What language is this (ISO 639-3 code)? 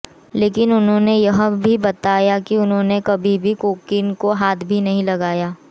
hin